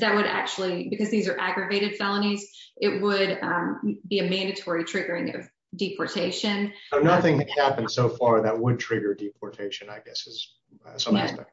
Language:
English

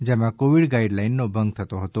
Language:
Gujarati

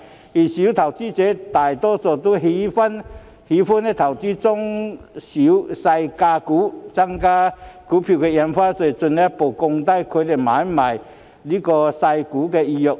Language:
Cantonese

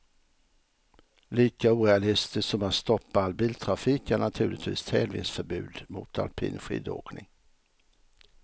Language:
Swedish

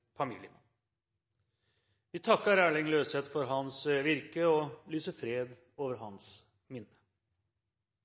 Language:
Norwegian Bokmål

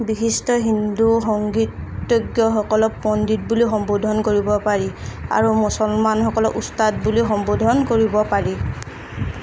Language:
Assamese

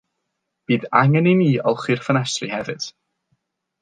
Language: Welsh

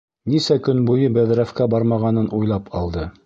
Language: Bashkir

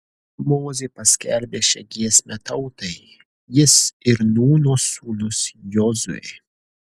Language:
Lithuanian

